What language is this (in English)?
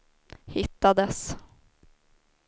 Swedish